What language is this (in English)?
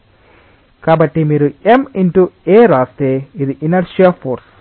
Telugu